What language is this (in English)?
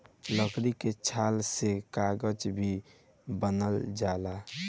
Bhojpuri